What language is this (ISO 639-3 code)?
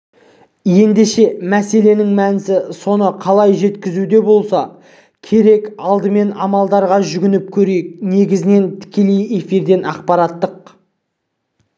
kaz